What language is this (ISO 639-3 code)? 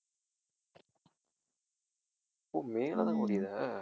tam